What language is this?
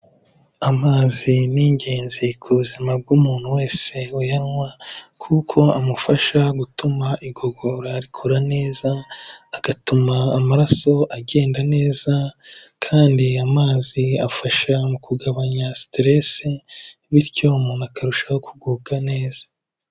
Kinyarwanda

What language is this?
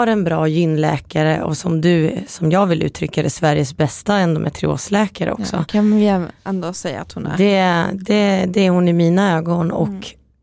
Swedish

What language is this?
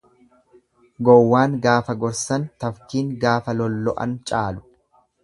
Oromo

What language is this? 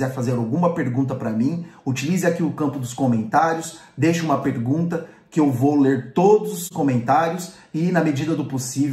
Portuguese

